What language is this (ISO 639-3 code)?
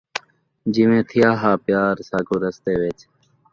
skr